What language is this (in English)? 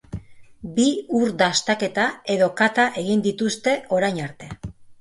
Basque